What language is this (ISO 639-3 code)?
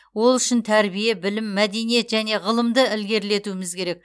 kaz